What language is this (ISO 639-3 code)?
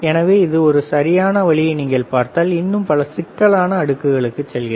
tam